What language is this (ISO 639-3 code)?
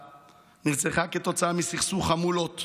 heb